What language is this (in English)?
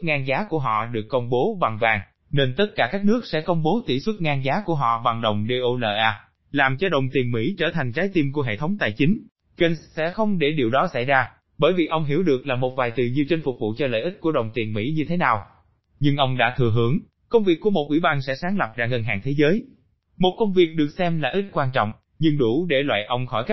Vietnamese